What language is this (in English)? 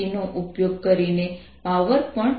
Gujarati